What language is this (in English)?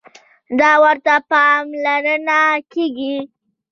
Pashto